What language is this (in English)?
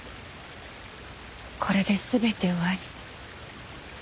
Japanese